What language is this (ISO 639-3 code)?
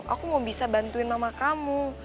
ind